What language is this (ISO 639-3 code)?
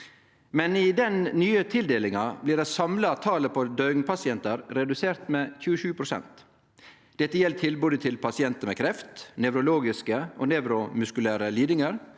nor